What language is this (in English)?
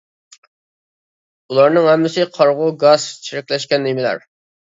Uyghur